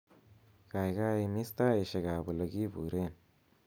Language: Kalenjin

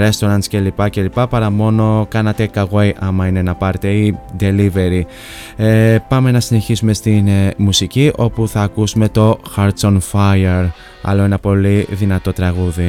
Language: Greek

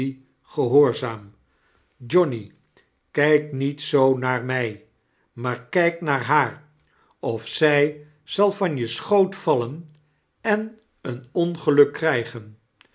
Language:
Dutch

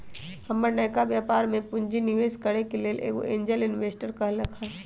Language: Magahi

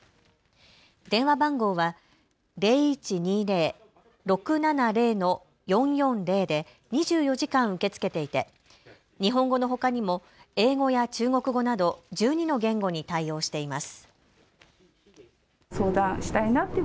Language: Japanese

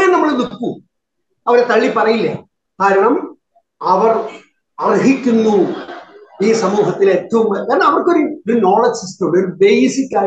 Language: Malayalam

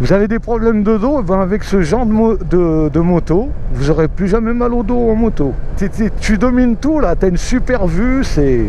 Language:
French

